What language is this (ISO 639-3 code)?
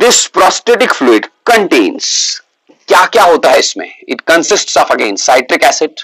hin